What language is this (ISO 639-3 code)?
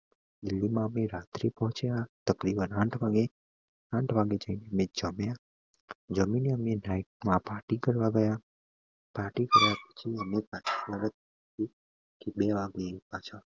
guj